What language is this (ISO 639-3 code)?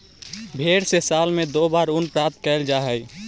mag